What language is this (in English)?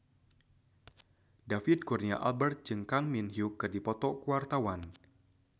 Sundanese